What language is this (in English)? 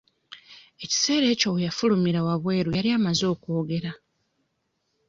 Ganda